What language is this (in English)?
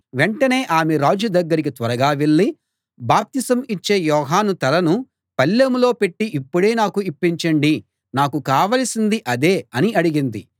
Telugu